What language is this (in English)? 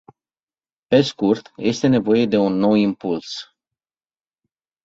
Romanian